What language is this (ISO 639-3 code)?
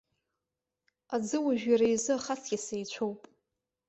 abk